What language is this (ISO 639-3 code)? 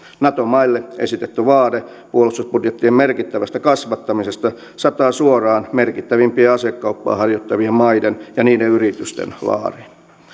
fin